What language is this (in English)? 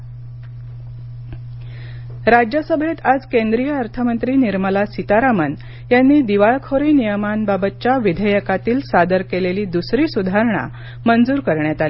Marathi